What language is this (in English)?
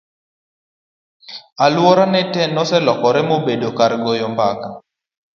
Luo (Kenya and Tanzania)